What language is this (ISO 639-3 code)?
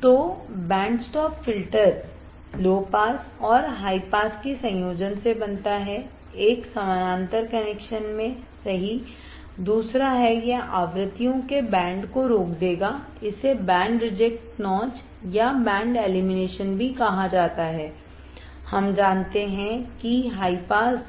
hin